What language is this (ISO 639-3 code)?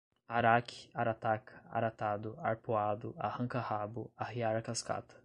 por